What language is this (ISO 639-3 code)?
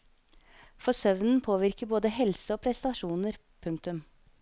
nor